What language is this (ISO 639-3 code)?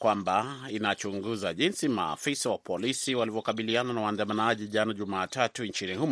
swa